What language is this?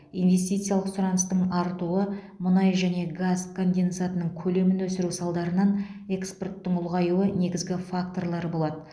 Kazakh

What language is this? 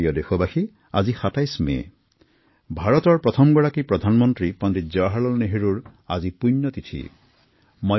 Assamese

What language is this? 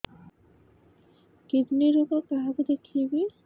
Odia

